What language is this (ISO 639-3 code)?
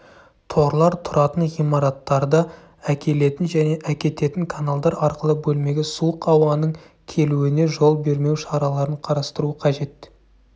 kaz